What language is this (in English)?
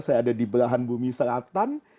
Indonesian